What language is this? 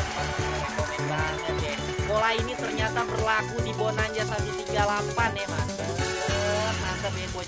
Indonesian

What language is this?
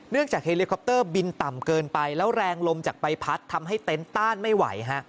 Thai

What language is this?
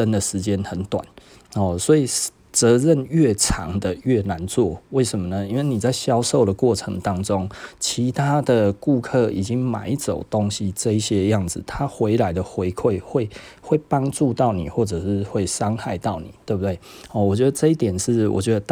Chinese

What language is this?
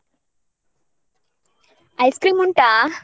Kannada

